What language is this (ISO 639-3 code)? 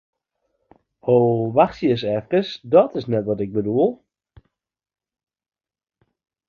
fry